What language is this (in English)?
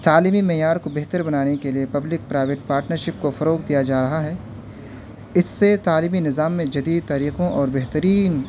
Urdu